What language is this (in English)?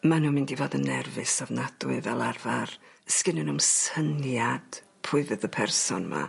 Welsh